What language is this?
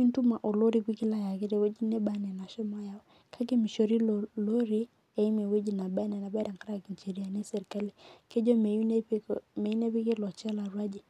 Masai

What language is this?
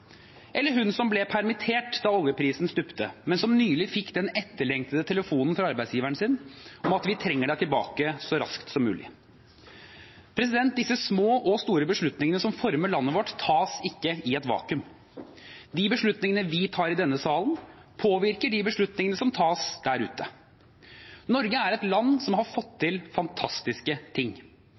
Norwegian Bokmål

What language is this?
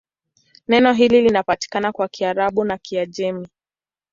Swahili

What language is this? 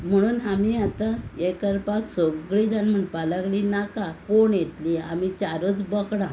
Konkani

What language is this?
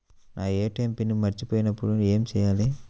Telugu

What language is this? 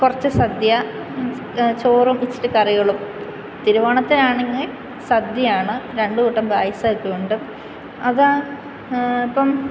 Malayalam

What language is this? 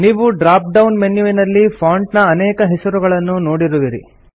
Kannada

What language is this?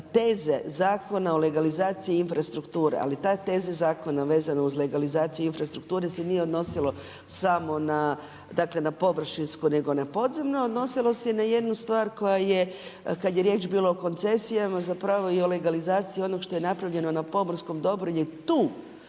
Croatian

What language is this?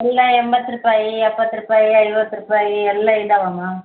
Kannada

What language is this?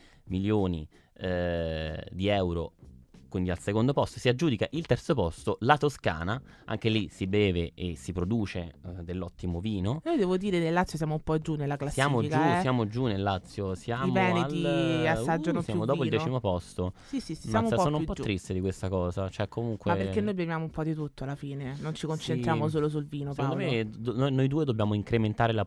Italian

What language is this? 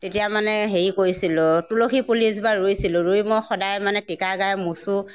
Assamese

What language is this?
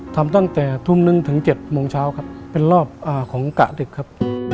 Thai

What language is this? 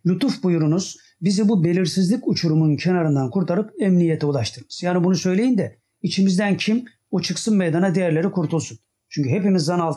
Turkish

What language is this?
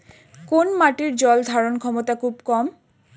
Bangla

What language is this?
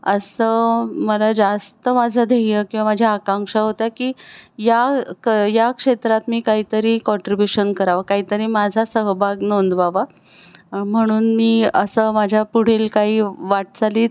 Marathi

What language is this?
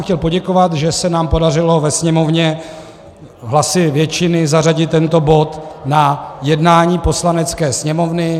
Czech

